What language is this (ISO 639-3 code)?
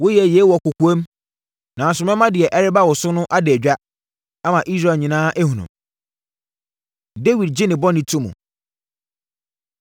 aka